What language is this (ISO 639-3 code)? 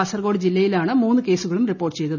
mal